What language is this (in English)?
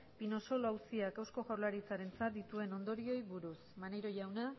Basque